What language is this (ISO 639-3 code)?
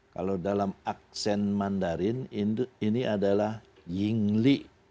ind